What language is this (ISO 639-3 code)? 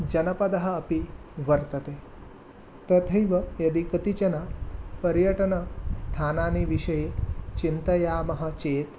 san